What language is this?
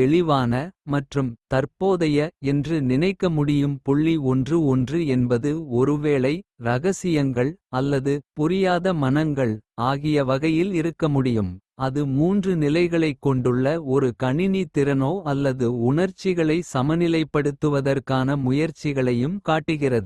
Kota (India)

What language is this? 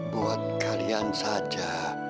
Indonesian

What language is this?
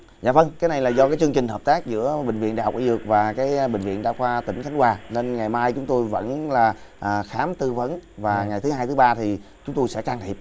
Vietnamese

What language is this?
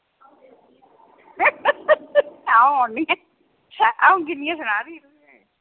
Dogri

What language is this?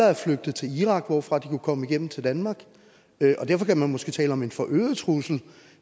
Danish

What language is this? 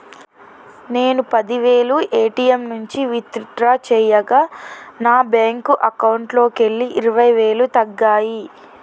Telugu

